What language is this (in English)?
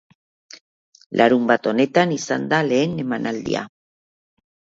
Basque